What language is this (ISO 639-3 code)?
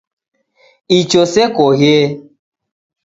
dav